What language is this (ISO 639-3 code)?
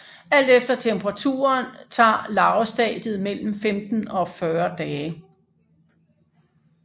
dan